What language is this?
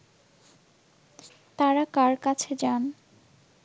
Bangla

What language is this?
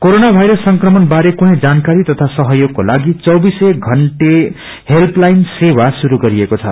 Nepali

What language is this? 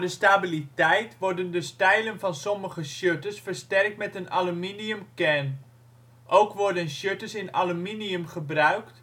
Dutch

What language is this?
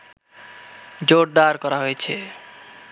Bangla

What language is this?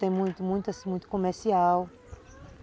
Portuguese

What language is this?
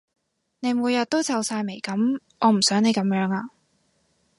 Cantonese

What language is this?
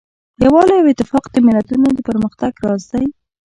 Pashto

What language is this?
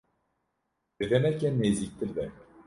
Kurdish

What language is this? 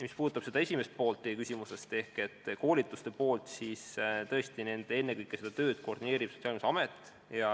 Estonian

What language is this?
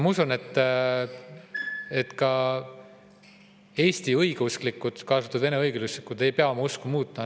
Estonian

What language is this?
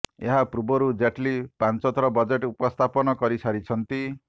Odia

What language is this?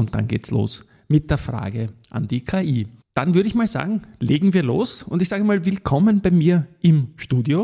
German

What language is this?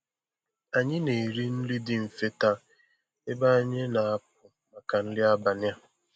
Igbo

